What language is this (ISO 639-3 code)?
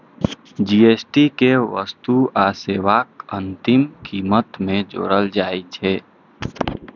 mai